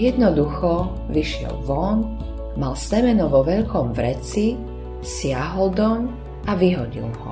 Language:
Slovak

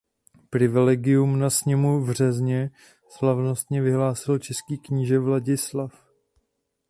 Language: Czech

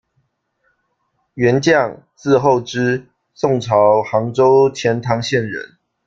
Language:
Chinese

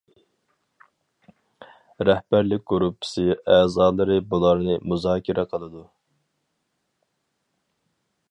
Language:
Uyghur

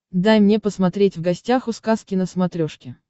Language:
Russian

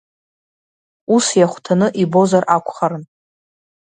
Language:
Abkhazian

